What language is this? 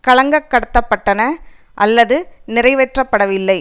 Tamil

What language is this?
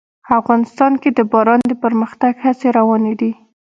Pashto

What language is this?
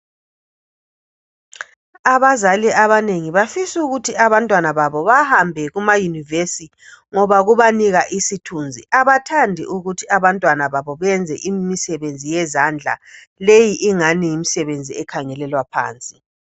North Ndebele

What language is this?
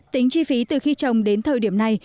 Vietnamese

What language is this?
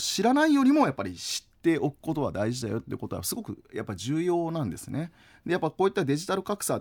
Japanese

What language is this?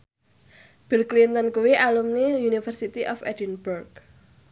Javanese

